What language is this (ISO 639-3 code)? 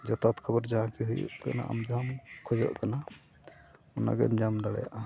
sat